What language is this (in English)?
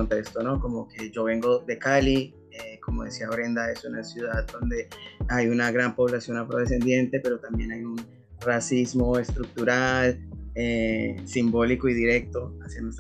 Spanish